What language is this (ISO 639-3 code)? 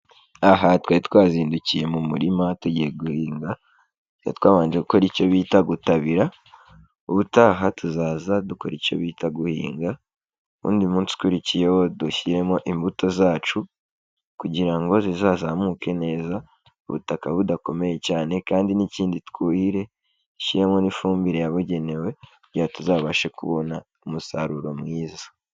kin